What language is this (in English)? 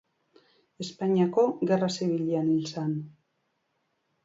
Basque